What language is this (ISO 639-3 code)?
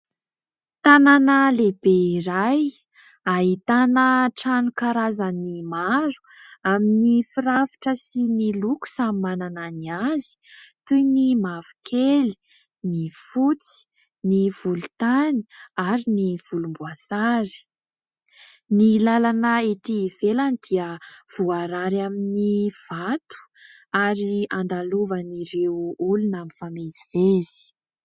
mlg